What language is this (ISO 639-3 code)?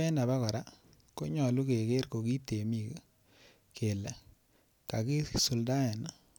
kln